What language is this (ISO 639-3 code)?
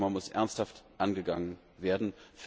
deu